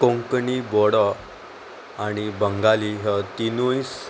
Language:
Konkani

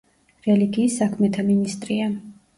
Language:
Georgian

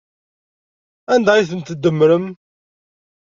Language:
Kabyle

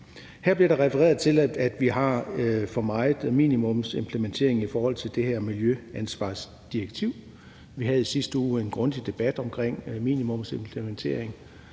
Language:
Danish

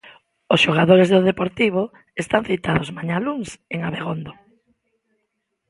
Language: Galician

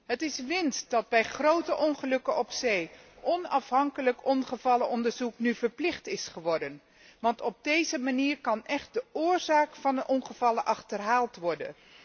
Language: Dutch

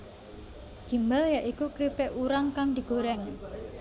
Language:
Javanese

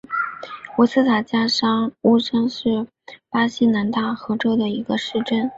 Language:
Chinese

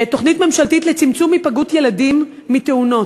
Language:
Hebrew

